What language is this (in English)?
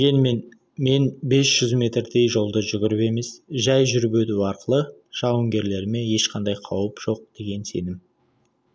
Kazakh